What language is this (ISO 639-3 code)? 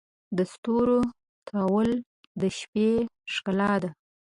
pus